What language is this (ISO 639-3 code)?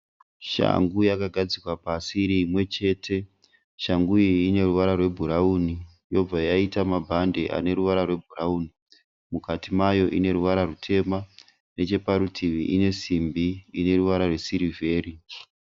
sna